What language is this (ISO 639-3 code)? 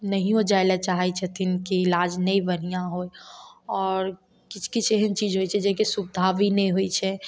mai